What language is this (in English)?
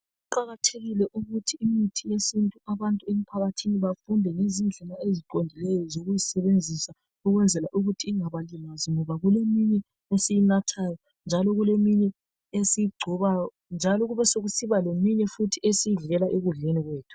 North Ndebele